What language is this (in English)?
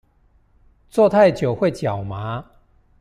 Chinese